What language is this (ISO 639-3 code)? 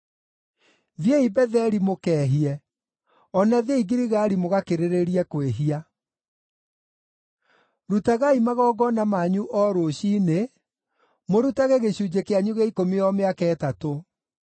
kik